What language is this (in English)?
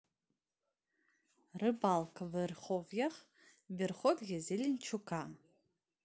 Russian